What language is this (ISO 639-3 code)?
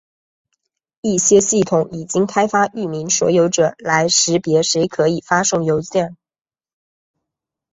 zho